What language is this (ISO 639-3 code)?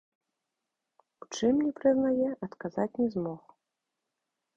bel